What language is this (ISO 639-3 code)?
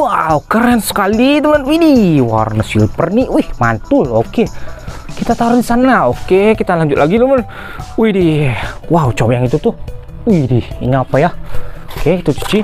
ind